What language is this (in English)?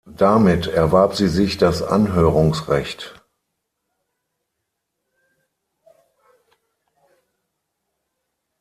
German